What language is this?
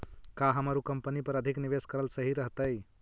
Magahi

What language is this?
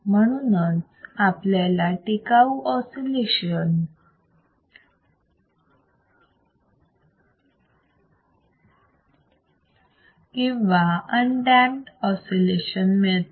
Marathi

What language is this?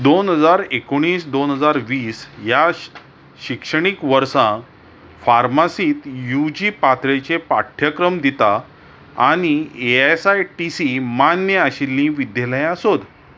Konkani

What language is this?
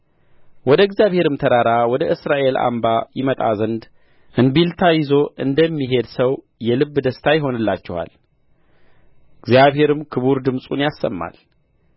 Amharic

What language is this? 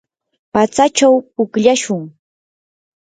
Yanahuanca Pasco Quechua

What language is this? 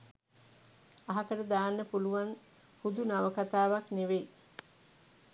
Sinhala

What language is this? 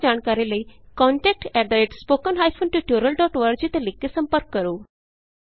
Punjabi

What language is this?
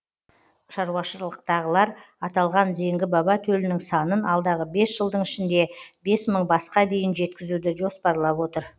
Kazakh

